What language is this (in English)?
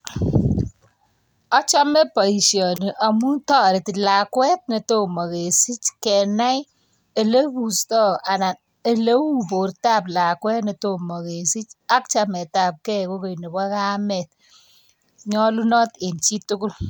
Kalenjin